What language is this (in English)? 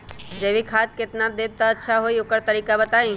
Magahi